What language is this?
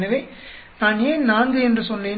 Tamil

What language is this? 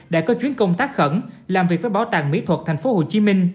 Vietnamese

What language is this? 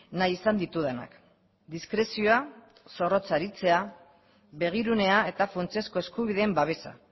Basque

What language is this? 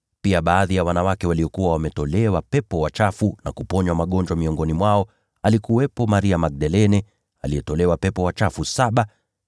Swahili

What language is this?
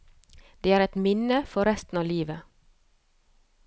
Norwegian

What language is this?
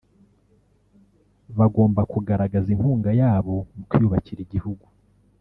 Kinyarwanda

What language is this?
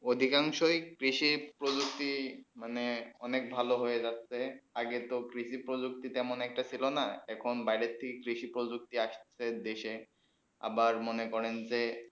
Bangla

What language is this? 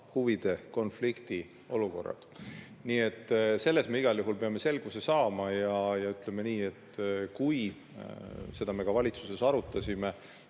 Estonian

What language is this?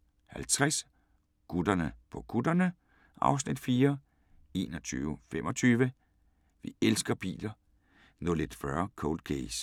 Danish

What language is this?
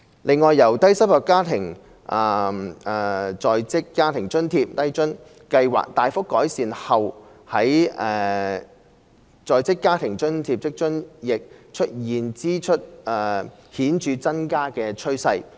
Cantonese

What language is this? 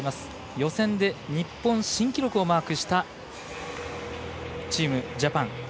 Japanese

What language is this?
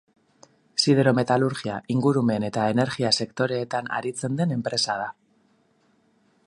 Basque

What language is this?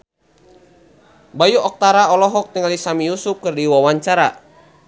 Sundanese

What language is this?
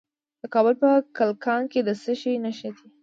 Pashto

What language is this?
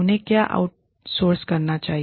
Hindi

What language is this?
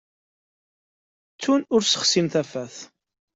Kabyle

